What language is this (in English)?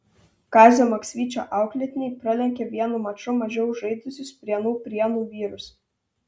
Lithuanian